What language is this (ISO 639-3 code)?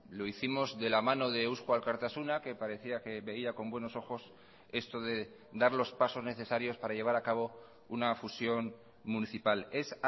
spa